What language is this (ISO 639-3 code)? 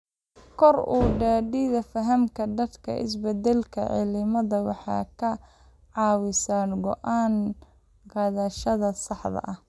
som